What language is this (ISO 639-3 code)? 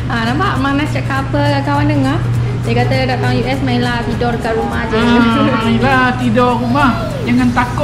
msa